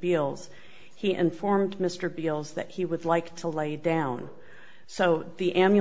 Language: English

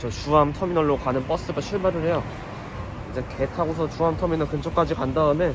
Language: Korean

